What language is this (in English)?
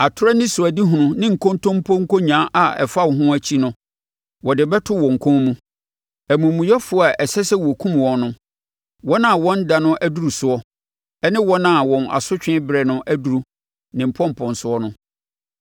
Akan